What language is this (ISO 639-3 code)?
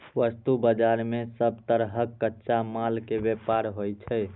mai